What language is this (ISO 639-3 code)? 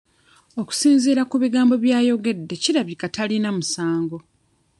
lug